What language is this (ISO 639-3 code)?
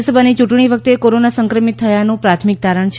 guj